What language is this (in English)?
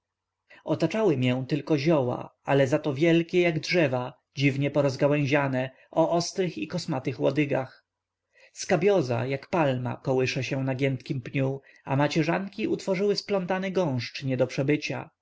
Polish